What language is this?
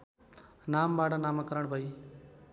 Nepali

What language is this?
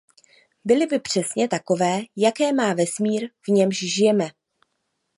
Czech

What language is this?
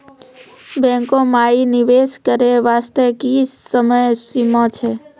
Maithili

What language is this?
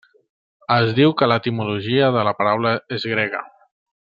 Catalan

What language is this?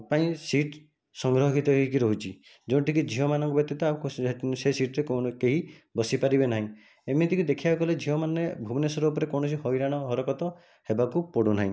Odia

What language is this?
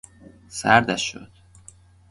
Persian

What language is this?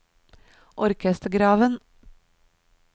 Norwegian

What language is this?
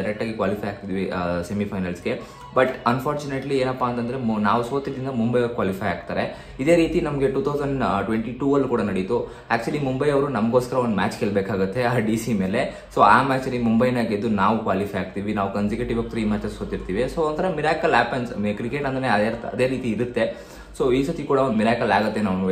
Kannada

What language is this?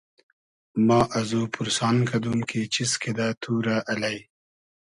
Hazaragi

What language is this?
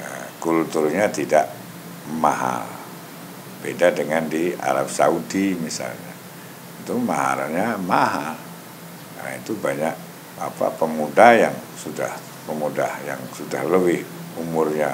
Indonesian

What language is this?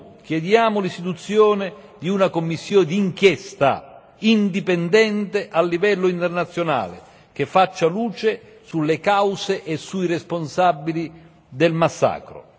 Italian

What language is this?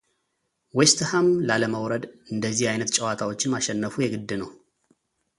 Amharic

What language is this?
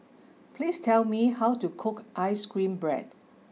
English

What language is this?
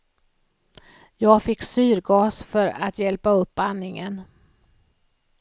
Swedish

